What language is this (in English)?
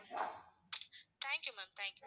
Tamil